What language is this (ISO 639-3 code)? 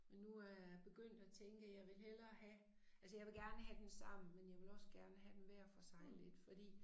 dan